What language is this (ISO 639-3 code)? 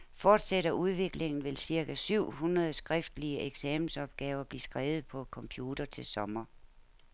dan